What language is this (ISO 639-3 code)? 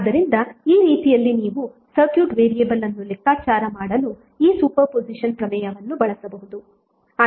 kan